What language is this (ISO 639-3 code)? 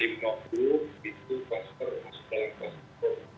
ind